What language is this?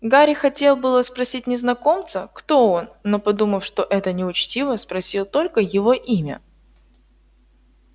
Russian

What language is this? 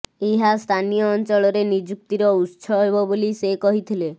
Odia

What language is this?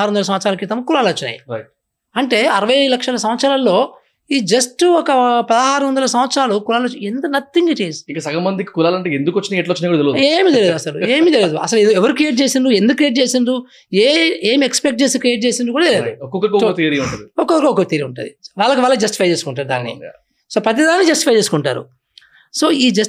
Telugu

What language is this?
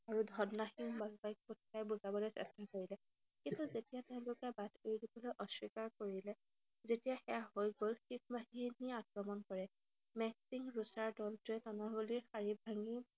Assamese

